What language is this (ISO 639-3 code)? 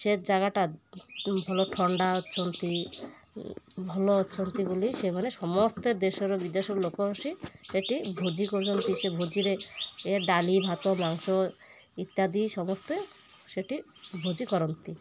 ori